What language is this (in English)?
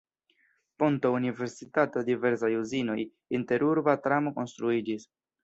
Esperanto